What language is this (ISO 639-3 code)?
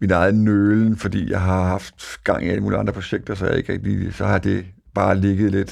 dan